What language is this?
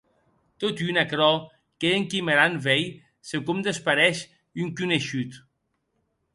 Occitan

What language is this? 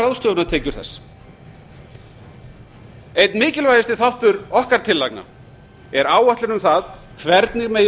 Icelandic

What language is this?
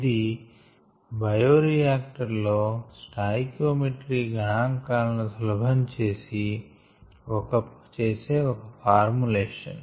Telugu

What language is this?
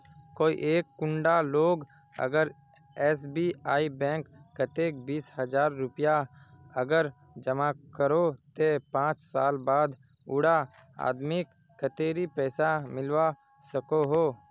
Magahi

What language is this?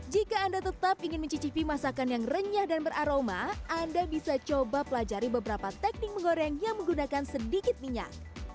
Indonesian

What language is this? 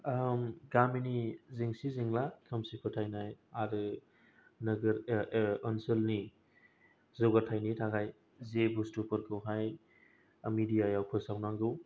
Bodo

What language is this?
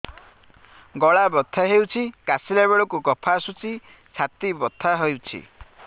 Odia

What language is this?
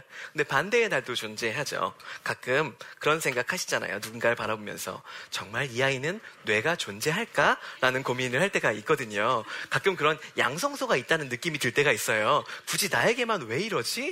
Korean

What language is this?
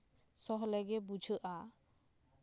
Santali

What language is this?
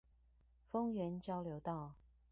Chinese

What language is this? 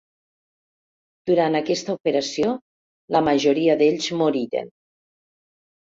Catalan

